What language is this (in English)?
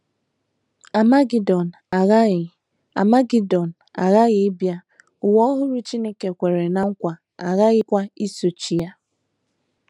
Igbo